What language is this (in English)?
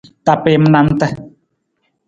Nawdm